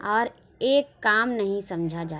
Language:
Urdu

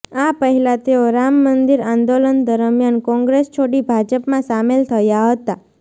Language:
Gujarati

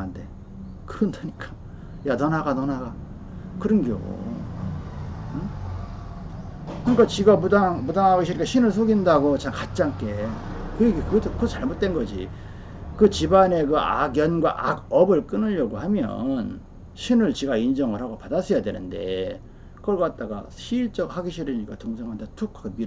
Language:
Korean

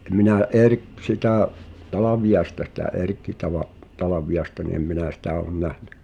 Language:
Finnish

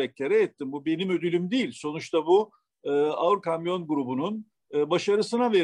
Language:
Turkish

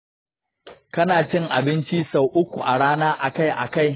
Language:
Hausa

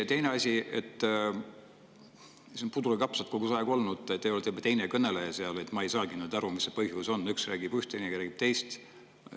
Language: Estonian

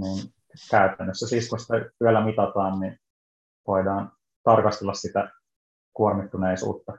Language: Finnish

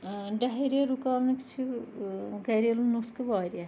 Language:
Kashmiri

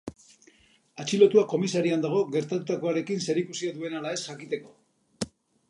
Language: Basque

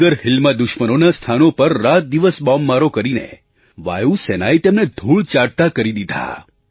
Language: Gujarati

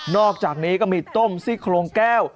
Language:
Thai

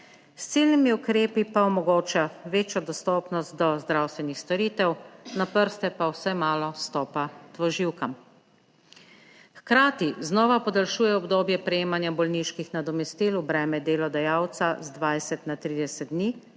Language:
Slovenian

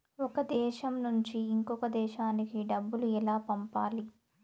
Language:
Telugu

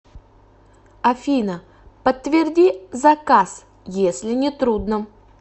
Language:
Russian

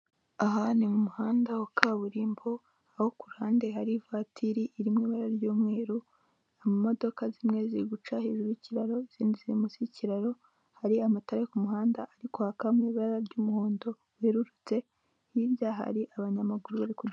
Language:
Kinyarwanda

